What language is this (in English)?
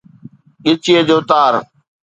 Sindhi